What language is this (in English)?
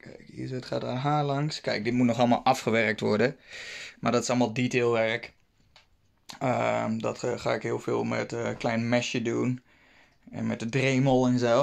Dutch